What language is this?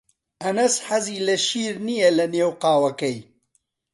Central Kurdish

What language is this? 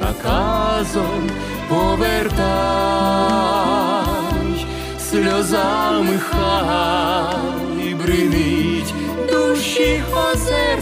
Ukrainian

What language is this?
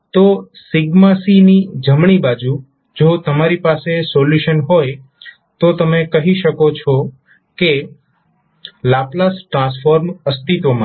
Gujarati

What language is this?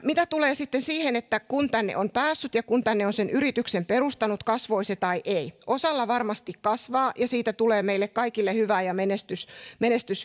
Finnish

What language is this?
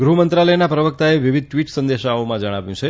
Gujarati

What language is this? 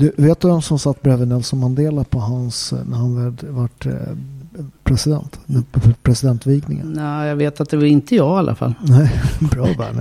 Swedish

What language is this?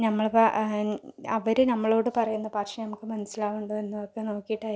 Malayalam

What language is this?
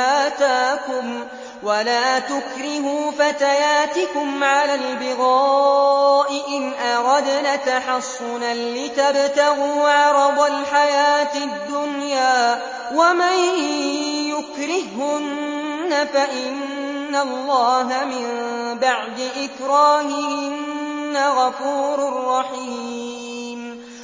Arabic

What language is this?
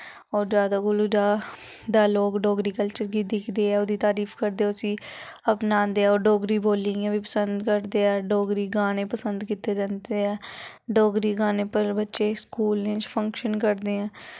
Dogri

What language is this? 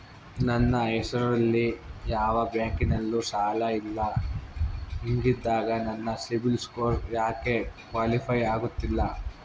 Kannada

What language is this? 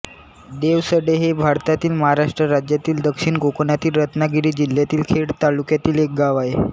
Marathi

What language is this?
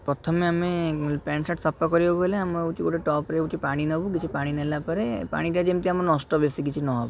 Odia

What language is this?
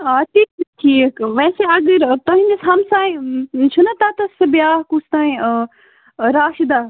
Kashmiri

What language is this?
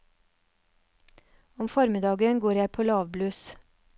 Norwegian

